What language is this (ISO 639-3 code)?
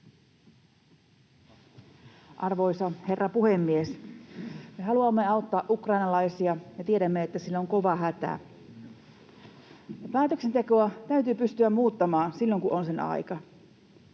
fin